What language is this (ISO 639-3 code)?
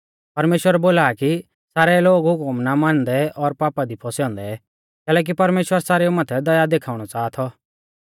bfz